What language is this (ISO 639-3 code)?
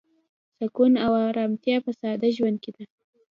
pus